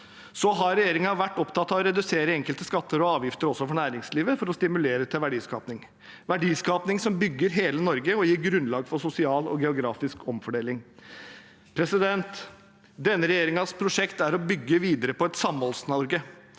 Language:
Norwegian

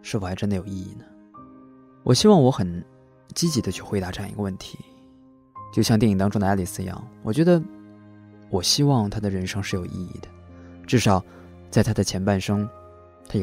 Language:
Chinese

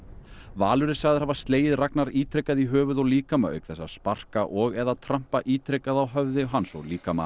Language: Icelandic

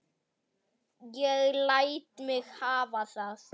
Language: Icelandic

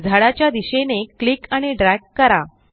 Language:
Marathi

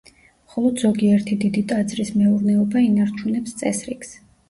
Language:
Georgian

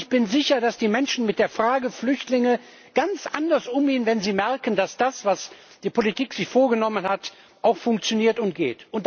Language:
German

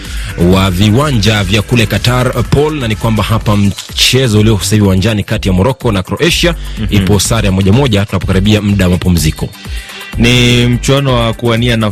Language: Swahili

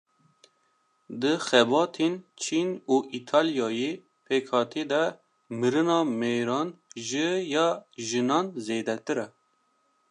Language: Kurdish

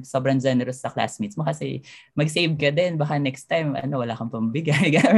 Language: Filipino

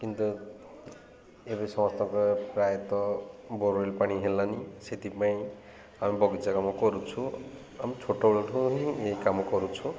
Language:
Odia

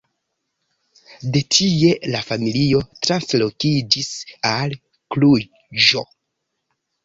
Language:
Esperanto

